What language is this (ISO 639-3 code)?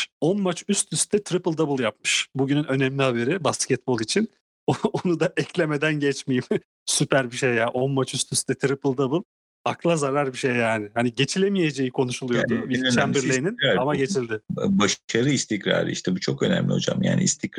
tur